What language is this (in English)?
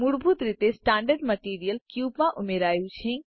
Gujarati